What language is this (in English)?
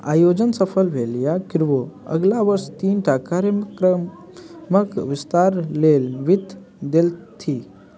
Maithili